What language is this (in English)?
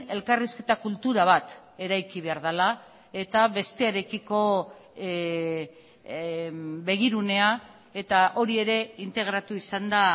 Basque